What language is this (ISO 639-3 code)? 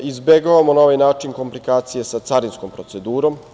srp